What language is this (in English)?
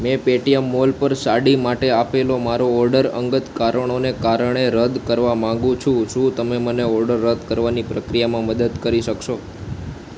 Gujarati